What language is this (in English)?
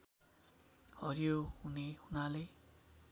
Nepali